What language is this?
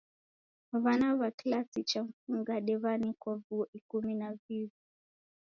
Taita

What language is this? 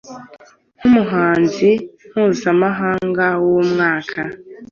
Kinyarwanda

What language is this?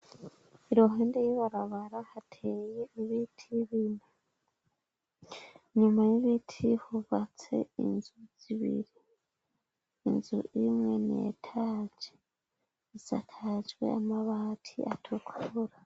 Rundi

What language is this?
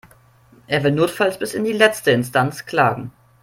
German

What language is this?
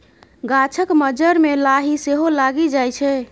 Maithili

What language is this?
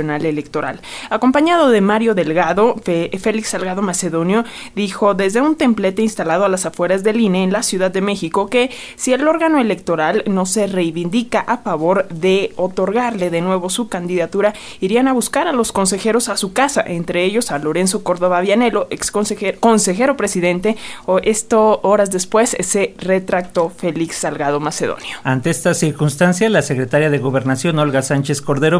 Spanish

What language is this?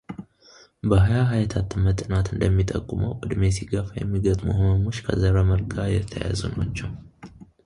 Amharic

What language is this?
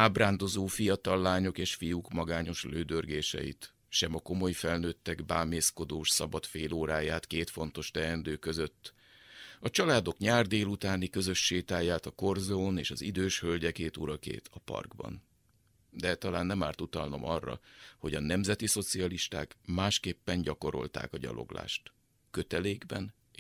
Hungarian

